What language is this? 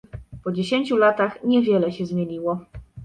Polish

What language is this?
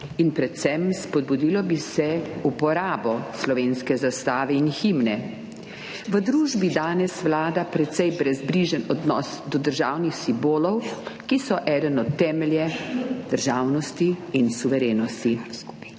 Slovenian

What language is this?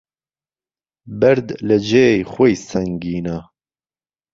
Central Kurdish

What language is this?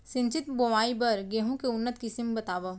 Chhattisgarhi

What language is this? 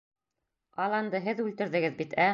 Bashkir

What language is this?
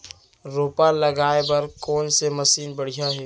Chhattisgarhi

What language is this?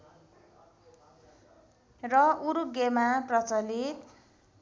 Nepali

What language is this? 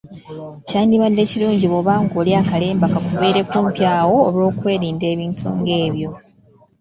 Ganda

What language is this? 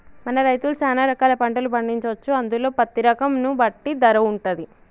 Telugu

